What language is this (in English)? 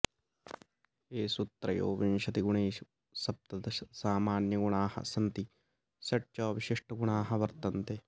Sanskrit